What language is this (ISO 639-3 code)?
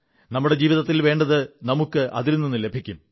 mal